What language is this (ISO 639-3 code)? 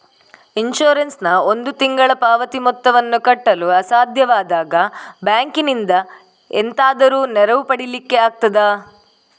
kan